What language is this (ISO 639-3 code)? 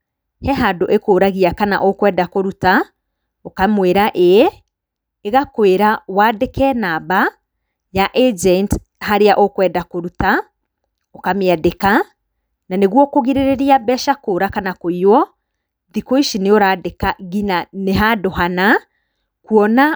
kik